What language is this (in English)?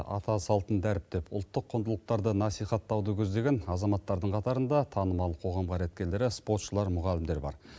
Kazakh